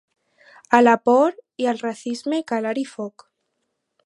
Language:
Catalan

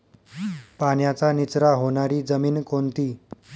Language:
Marathi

